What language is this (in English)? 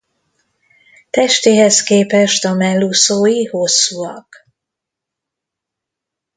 Hungarian